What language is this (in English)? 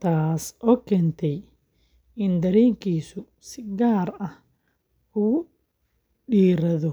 Somali